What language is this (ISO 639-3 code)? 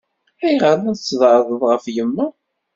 kab